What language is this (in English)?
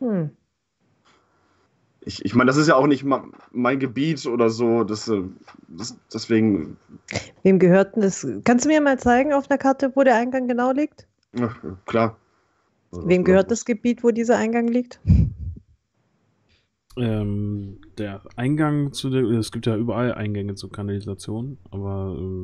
German